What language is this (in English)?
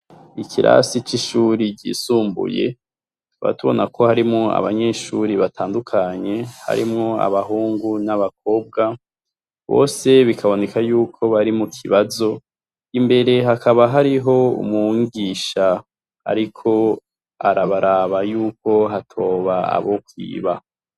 Rundi